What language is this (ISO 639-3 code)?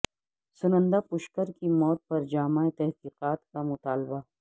urd